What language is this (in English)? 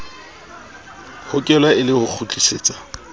Southern Sotho